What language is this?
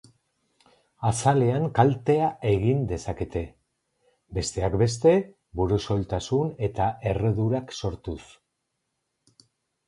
Basque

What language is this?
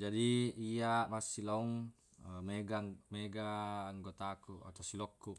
Buginese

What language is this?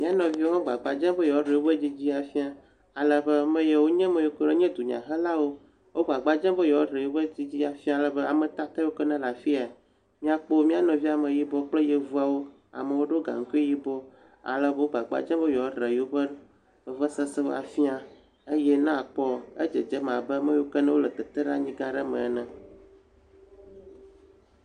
Ewe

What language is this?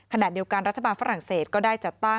Thai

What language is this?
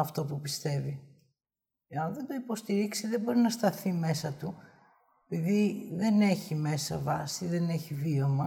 Greek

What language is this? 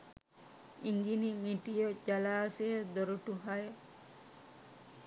Sinhala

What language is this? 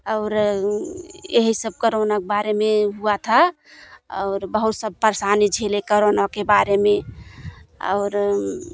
Hindi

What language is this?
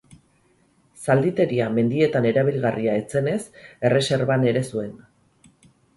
Basque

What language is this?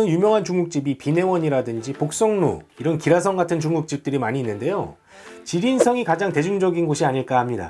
Korean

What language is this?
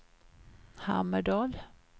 Swedish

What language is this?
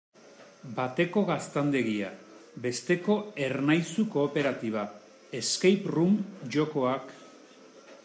Basque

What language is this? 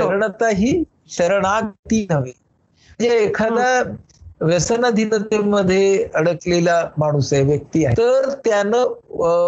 Marathi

